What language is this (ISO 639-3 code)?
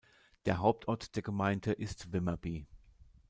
deu